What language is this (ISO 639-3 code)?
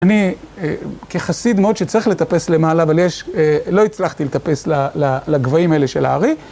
heb